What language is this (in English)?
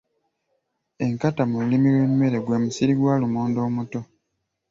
Ganda